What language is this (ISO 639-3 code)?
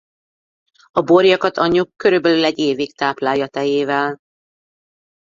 hun